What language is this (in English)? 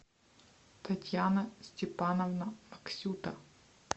Russian